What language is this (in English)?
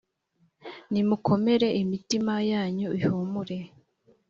Kinyarwanda